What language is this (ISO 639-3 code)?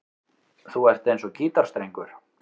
isl